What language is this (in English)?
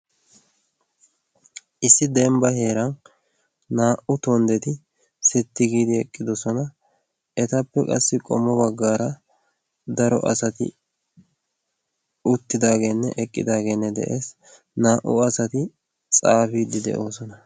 Wolaytta